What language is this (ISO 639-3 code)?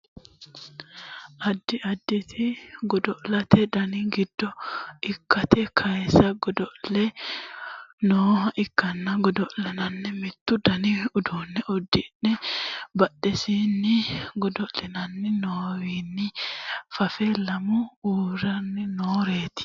sid